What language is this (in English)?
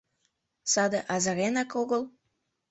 Mari